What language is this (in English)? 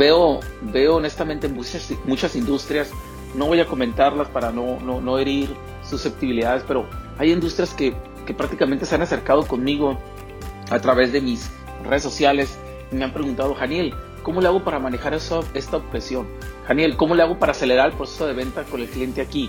Spanish